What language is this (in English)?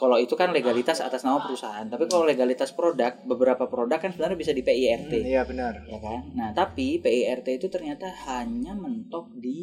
Indonesian